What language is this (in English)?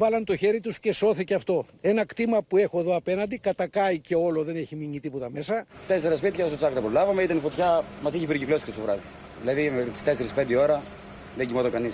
Greek